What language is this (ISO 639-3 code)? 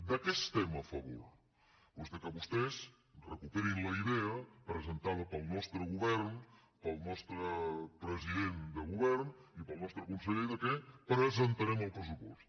cat